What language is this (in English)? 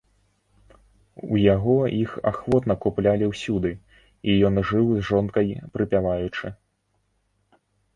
Belarusian